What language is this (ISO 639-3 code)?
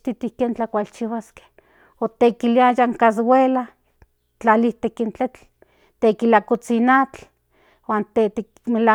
nhn